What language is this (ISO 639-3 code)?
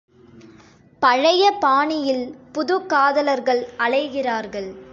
tam